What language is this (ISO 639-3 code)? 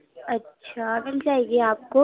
urd